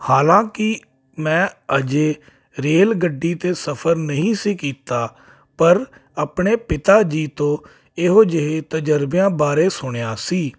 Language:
Punjabi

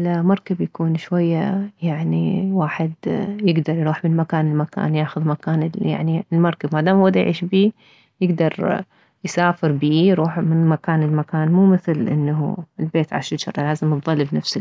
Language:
Mesopotamian Arabic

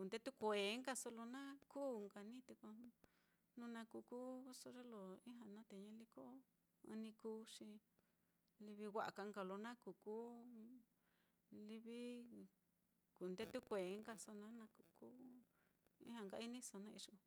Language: Mitlatongo Mixtec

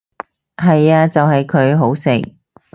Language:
Cantonese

